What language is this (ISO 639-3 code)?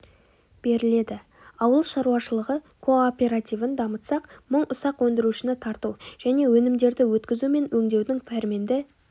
kaz